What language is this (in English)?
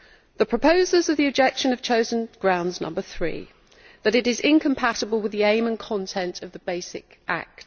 English